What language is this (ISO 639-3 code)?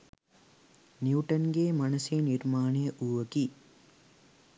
sin